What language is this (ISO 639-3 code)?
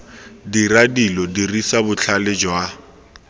tsn